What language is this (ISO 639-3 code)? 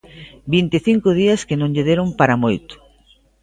glg